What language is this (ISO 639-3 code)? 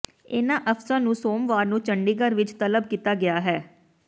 pan